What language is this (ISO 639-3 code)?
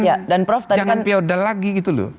ind